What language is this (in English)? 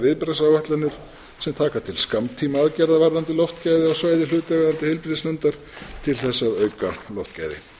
Icelandic